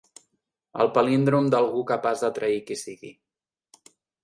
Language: Catalan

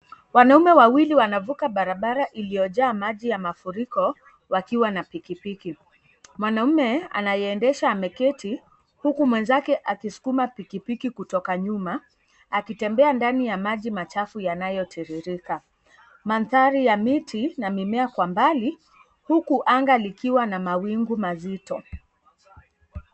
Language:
Swahili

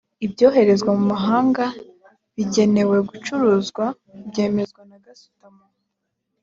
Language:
Kinyarwanda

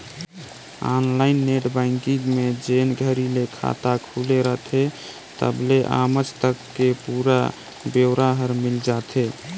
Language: Chhattisgarhi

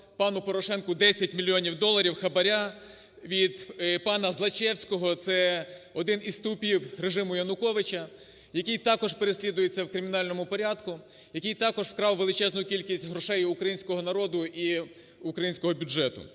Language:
Ukrainian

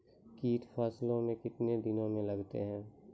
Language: Maithili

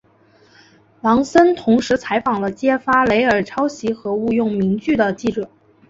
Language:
Chinese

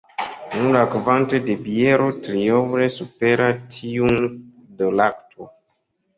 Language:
Esperanto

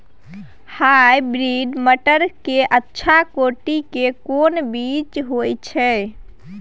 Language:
Maithili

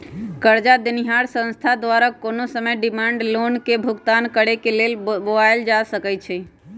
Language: Magahi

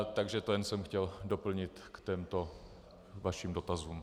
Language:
Czech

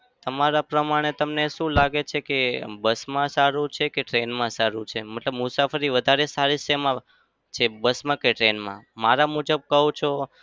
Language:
Gujarati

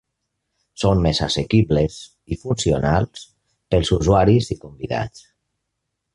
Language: Catalan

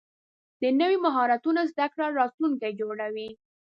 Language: Pashto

